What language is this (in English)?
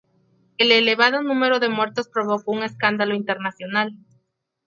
Spanish